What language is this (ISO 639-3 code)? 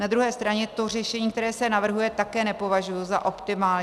ces